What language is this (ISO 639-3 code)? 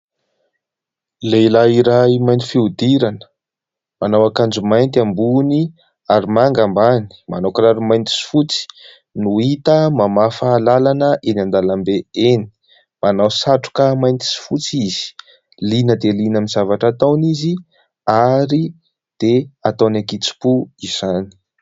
mlg